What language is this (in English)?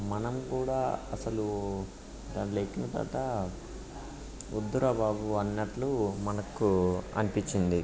Telugu